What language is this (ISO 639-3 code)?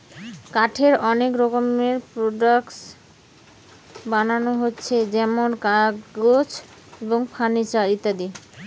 ben